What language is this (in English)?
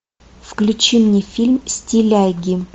Russian